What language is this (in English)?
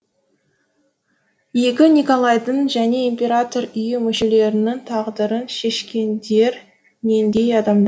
Kazakh